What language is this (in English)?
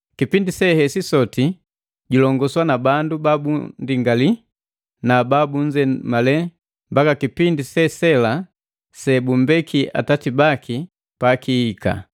Matengo